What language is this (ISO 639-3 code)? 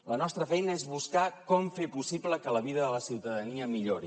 cat